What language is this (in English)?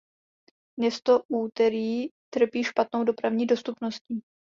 Czech